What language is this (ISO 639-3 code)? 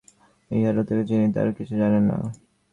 ben